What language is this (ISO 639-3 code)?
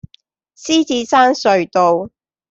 yue